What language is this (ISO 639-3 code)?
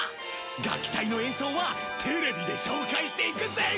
jpn